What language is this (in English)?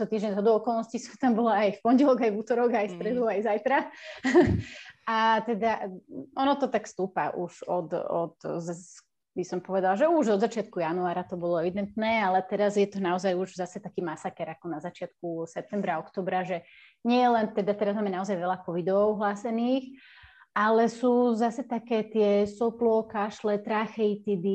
Slovak